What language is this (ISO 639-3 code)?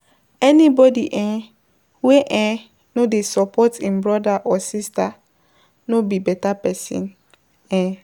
pcm